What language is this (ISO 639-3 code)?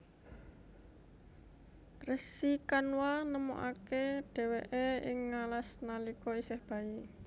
jav